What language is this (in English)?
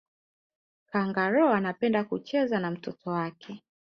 Swahili